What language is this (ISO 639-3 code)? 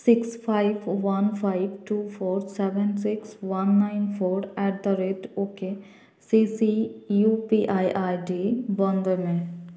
sat